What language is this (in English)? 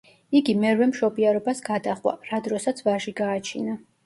Georgian